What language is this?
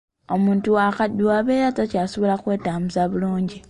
Ganda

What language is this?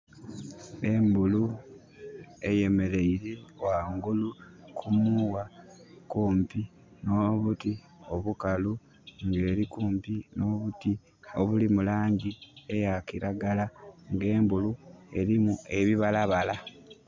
Soga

